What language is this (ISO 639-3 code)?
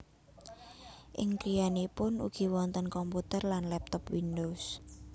jav